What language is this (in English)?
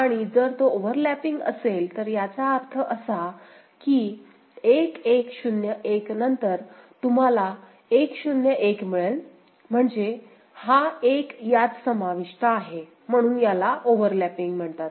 Marathi